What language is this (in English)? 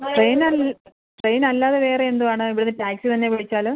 Malayalam